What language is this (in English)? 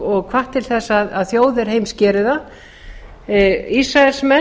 Icelandic